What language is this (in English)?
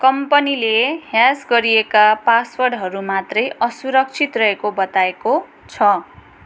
Nepali